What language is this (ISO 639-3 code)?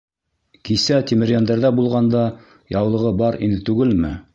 bak